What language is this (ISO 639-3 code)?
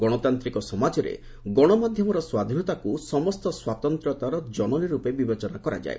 ori